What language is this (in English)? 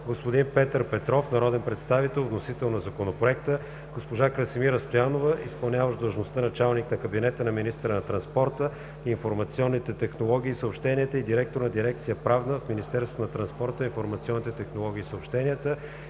Bulgarian